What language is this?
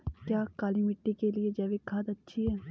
Hindi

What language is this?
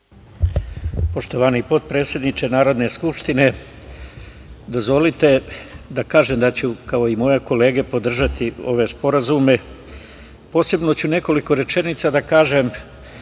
Serbian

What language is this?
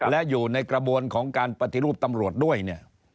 Thai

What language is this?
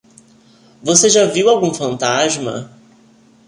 Portuguese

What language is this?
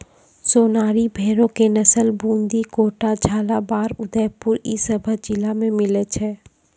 Maithili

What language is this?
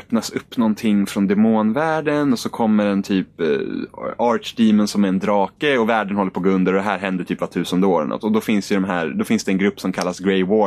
Swedish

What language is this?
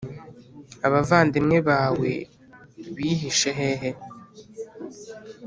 Kinyarwanda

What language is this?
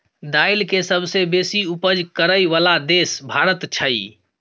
Maithili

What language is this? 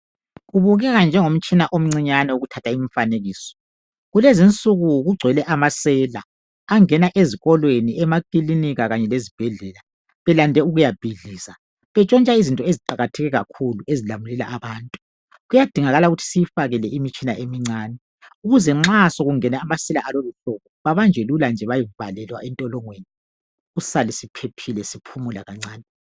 North Ndebele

